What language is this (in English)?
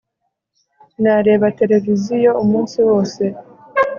Kinyarwanda